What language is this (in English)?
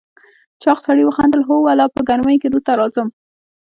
Pashto